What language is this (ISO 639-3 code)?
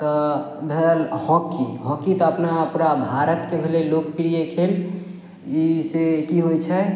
mai